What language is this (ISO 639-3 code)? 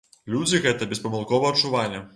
bel